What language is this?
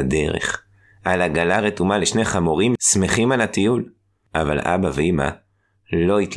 Hebrew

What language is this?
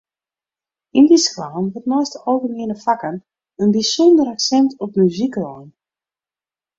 Western Frisian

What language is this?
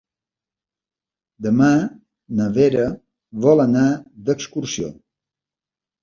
Catalan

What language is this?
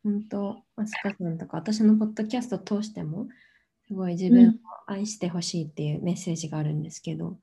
Japanese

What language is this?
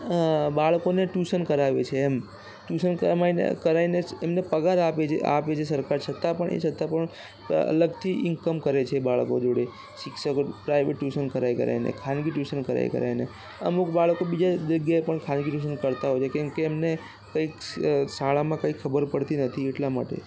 Gujarati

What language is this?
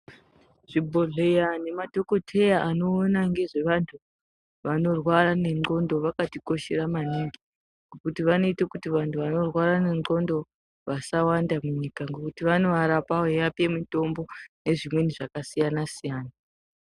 Ndau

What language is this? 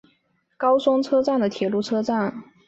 Chinese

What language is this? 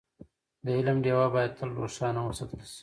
Pashto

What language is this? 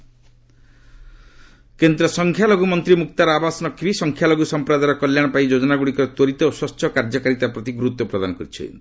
Odia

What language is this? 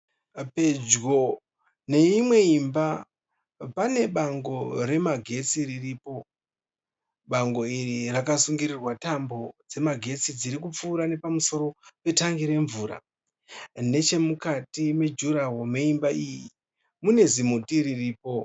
Shona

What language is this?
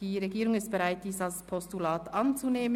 Swiss German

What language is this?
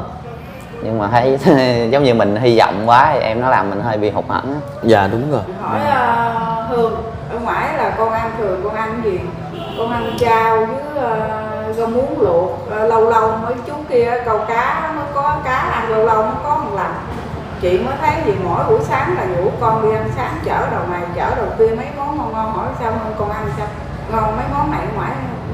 Vietnamese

